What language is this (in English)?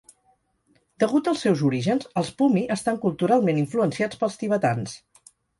Catalan